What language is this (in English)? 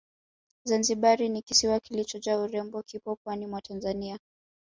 Swahili